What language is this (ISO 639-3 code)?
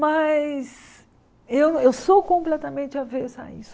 por